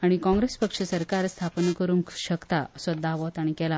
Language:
Konkani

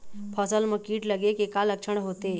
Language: Chhattisgarhi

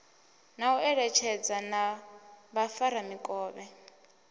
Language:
Venda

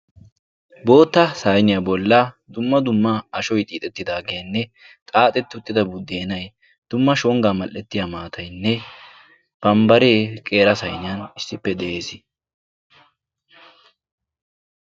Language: Wolaytta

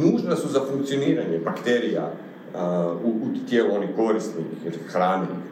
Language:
Croatian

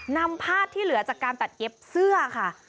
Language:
Thai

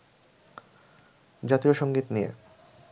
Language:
Bangla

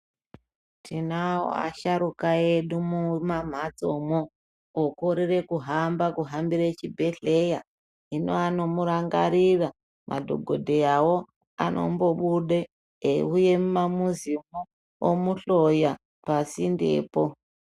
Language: Ndau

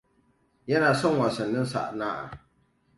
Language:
Hausa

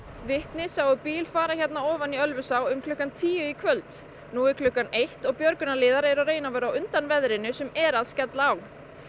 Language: Icelandic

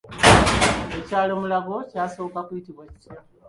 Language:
Ganda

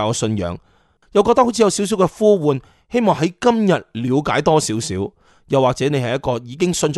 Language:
Chinese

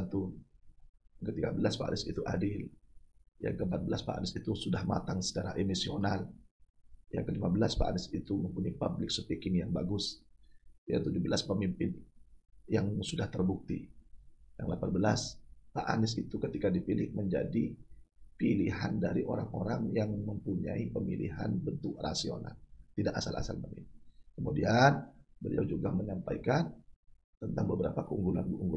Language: Indonesian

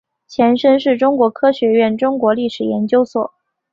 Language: Chinese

